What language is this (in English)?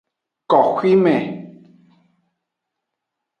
Aja (Benin)